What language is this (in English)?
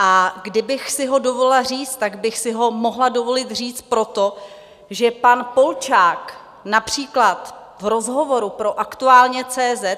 Czech